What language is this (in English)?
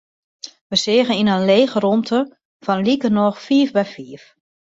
Western Frisian